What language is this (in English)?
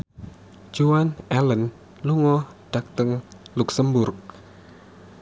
Javanese